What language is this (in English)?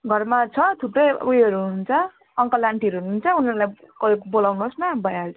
Nepali